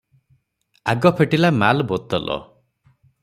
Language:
Odia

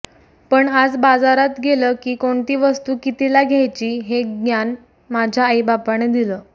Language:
Marathi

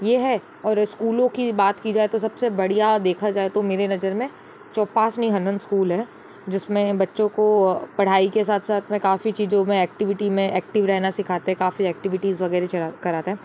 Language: Hindi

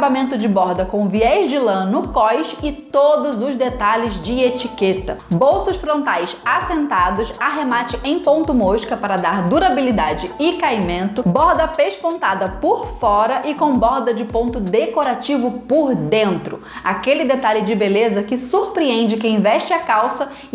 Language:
Portuguese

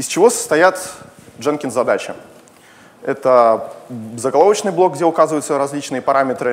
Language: Russian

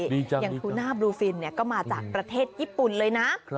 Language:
Thai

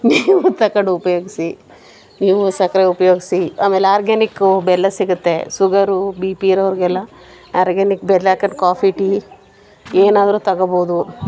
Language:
Kannada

